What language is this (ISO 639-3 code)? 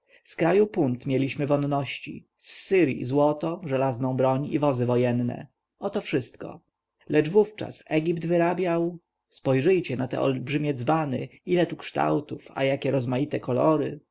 pol